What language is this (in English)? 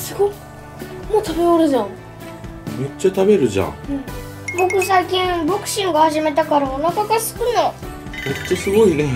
Japanese